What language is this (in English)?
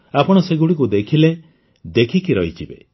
Odia